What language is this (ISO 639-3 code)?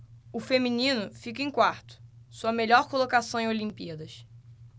por